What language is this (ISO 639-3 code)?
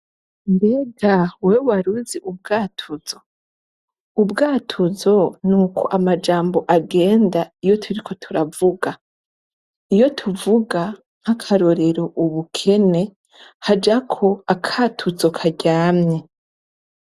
run